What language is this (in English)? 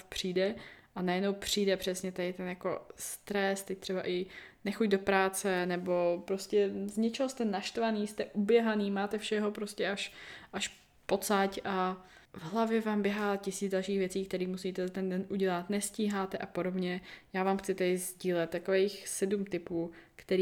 Czech